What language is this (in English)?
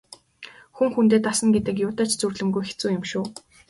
Mongolian